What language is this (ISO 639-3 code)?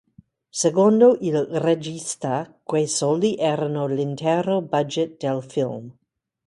ita